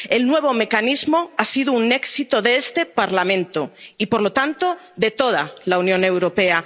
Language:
Spanish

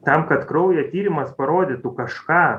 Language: Lithuanian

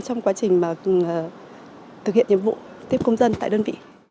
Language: Vietnamese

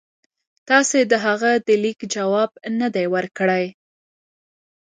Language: Pashto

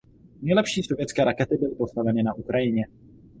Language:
Czech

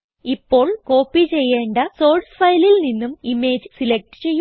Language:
Malayalam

